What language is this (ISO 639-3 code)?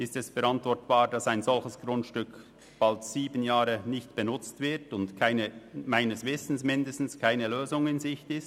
gsw